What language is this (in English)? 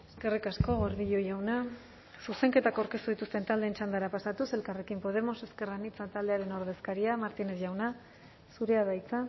Basque